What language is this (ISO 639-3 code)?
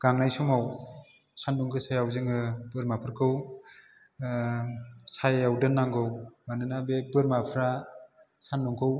brx